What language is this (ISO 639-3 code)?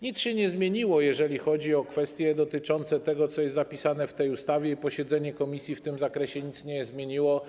pol